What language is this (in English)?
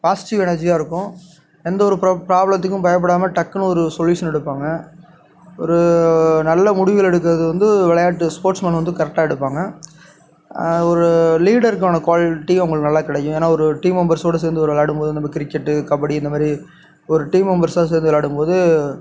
Tamil